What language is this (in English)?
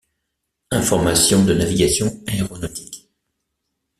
French